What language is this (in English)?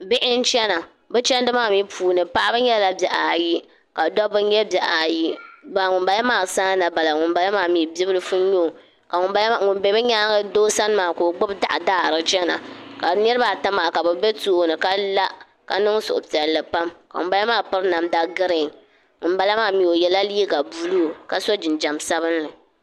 Dagbani